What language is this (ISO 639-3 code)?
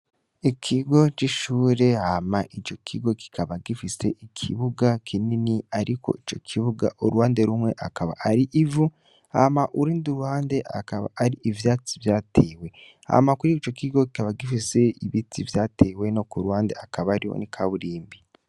run